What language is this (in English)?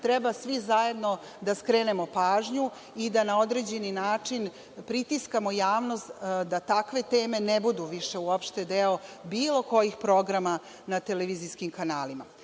Serbian